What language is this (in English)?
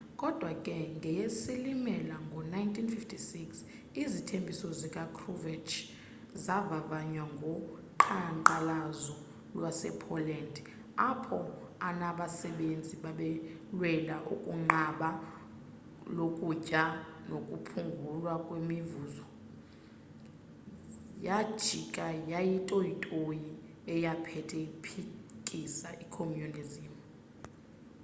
Xhosa